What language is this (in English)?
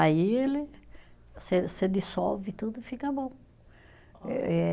Portuguese